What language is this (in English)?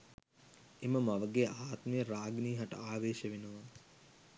Sinhala